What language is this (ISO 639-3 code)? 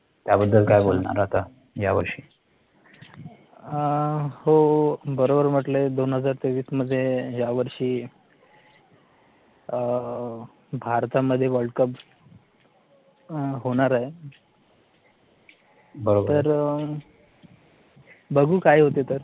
mar